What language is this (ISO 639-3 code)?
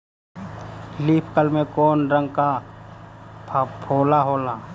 bho